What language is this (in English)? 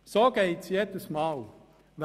Swiss German